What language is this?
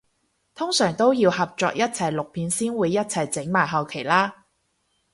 Cantonese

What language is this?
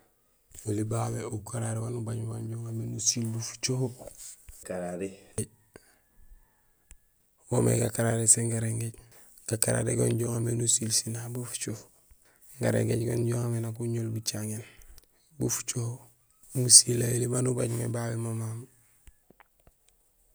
Gusilay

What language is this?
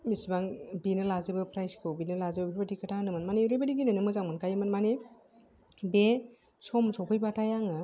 Bodo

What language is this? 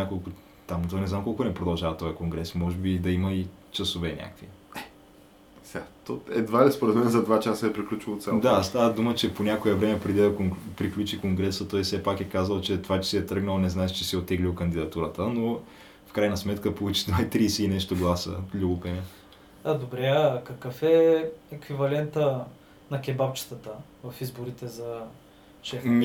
Bulgarian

